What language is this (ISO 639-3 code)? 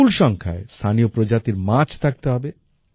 ben